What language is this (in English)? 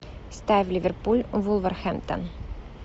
Russian